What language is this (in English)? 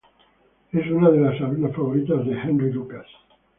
Spanish